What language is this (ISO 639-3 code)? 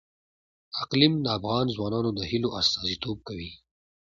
pus